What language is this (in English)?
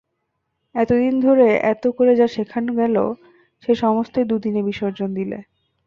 Bangla